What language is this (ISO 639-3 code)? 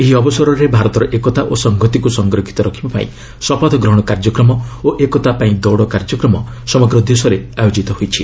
ori